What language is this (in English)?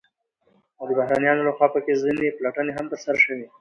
Pashto